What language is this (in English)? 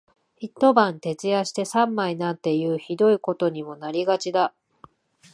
Japanese